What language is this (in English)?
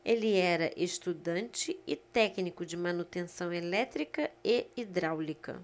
Portuguese